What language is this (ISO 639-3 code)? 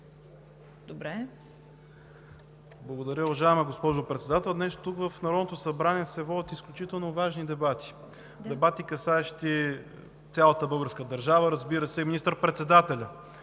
bul